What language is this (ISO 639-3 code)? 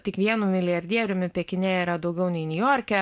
lit